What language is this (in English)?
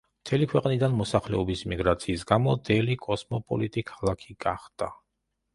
Georgian